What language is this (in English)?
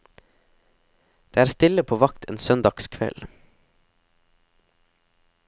Norwegian